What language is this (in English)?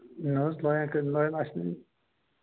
Kashmiri